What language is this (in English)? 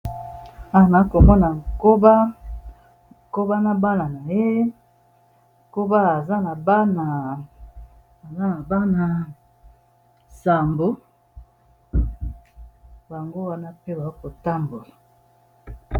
Lingala